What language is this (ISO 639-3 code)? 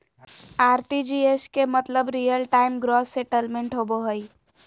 mag